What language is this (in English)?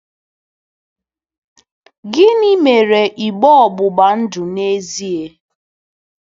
Igbo